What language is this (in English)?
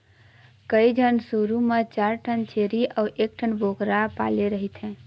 Chhattisgarhi